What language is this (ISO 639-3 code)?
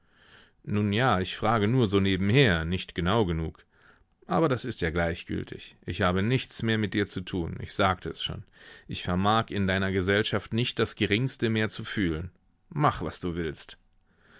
deu